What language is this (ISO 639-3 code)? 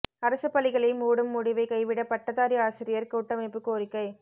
tam